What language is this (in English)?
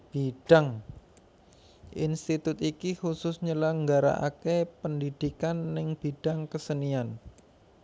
Javanese